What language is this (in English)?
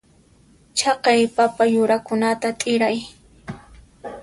Puno Quechua